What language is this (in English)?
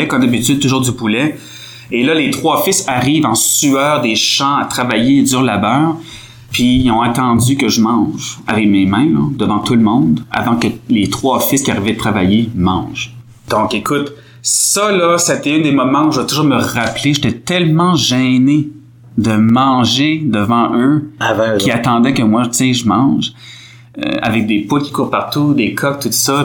French